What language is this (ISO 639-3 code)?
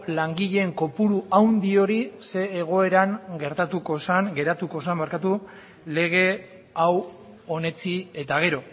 eus